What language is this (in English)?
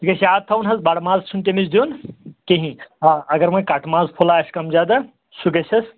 Kashmiri